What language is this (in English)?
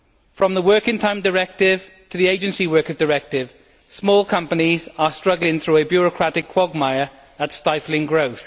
English